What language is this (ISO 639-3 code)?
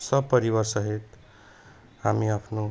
nep